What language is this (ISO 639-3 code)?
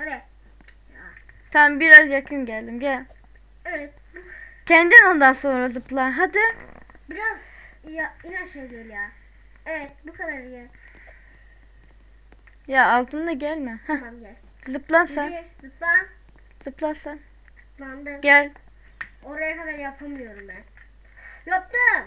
tur